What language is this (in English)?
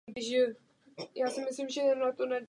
Czech